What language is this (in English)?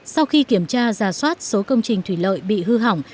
Vietnamese